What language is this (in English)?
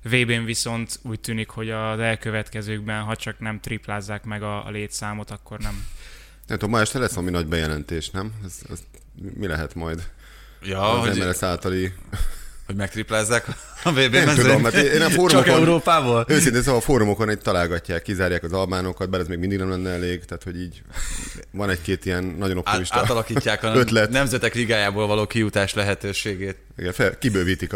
Hungarian